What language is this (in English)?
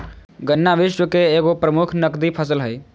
Magahi